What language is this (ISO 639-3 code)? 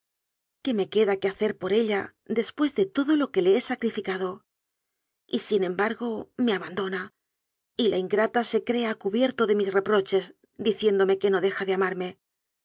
spa